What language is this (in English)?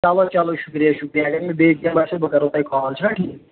Kashmiri